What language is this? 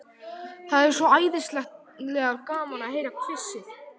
Icelandic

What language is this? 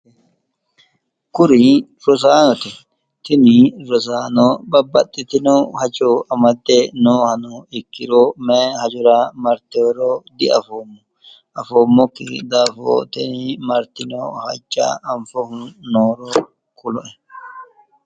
Sidamo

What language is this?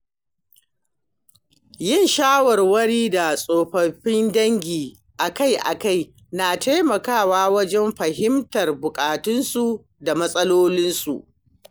Hausa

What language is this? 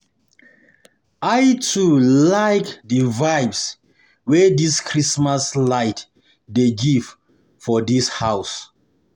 Nigerian Pidgin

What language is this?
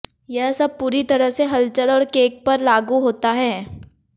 Hindi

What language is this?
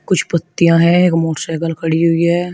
Hindi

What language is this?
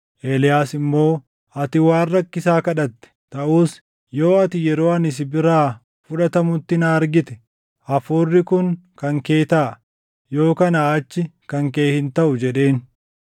Oromo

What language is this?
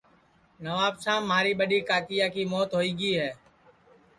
Sansi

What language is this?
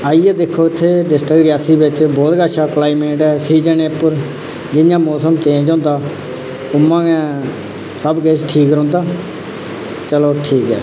Dogri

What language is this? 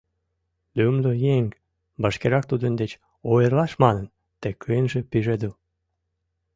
Mari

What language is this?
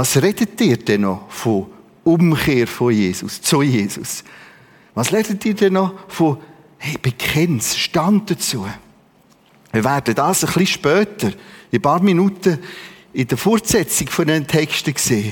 German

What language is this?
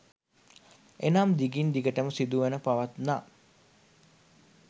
Sinhala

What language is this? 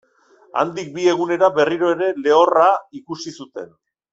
Basque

